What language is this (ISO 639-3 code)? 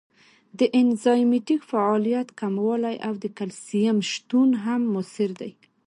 pus